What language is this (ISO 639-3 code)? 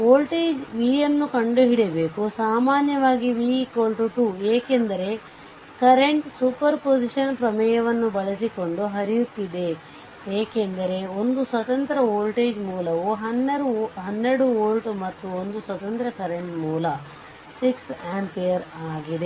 kan